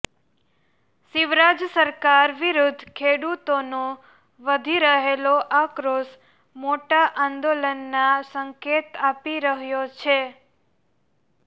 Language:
Gujarati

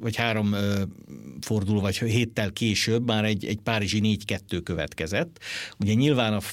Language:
Hungarian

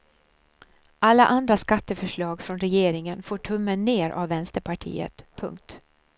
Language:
Swedish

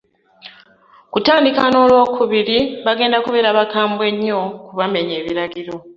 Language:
Ganda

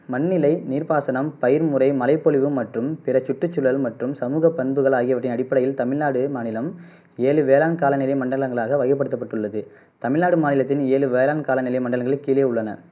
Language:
Tamil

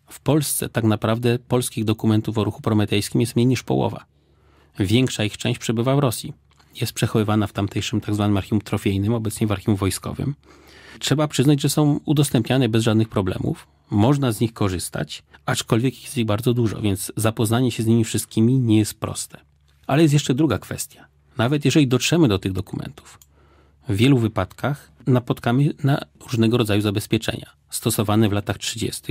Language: Polish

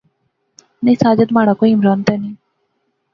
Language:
Pahari-Potwari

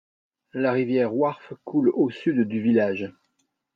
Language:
French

